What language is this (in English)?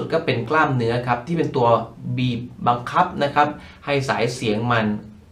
Thai